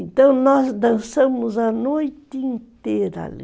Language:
Portuguese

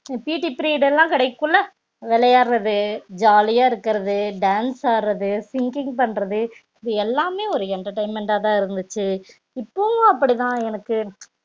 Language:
Tamil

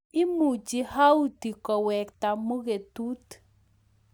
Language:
Kalenjin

